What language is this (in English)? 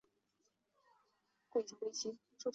Chinese